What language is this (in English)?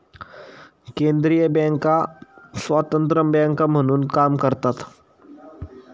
Marathi